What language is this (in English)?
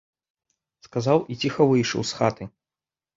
Belarusian